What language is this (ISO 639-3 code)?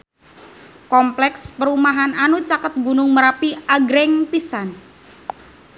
sun